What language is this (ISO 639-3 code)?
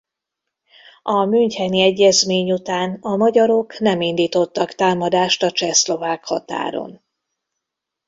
hun